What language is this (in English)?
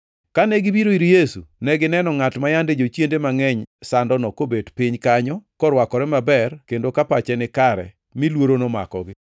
Luo (Kenya and Tanzania)